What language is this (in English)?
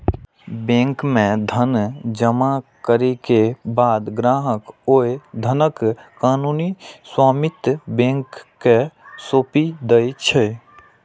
Maithili